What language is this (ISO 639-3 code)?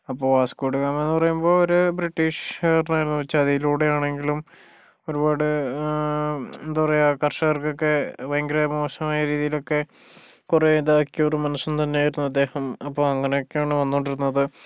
mal